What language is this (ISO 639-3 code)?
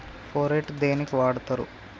tel